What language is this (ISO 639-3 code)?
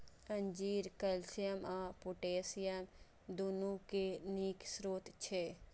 mai